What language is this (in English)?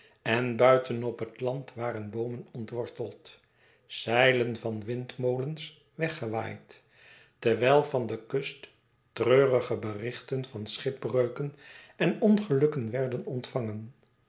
Dutch